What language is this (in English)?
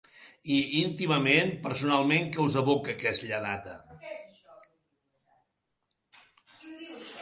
Catalan